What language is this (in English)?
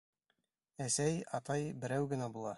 Bashkir